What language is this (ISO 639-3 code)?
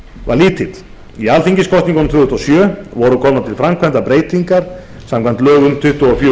isl